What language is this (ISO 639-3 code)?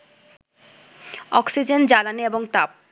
ben